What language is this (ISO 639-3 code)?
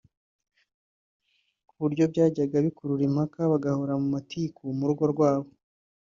kin